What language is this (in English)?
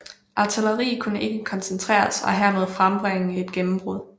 Danish